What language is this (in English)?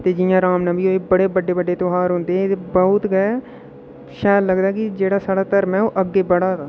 Dogri